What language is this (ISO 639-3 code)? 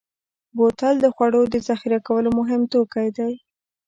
pus